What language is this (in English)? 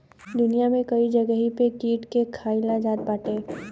Bhojpuri